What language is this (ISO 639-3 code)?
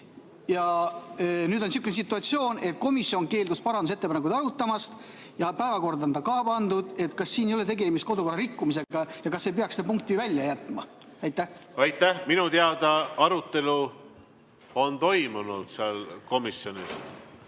est